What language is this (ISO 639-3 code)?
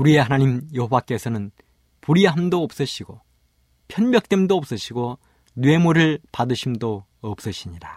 kor